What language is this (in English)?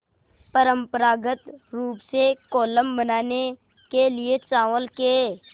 Hindi